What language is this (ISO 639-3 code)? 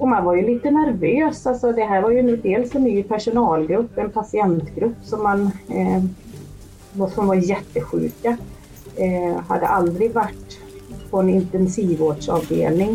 swe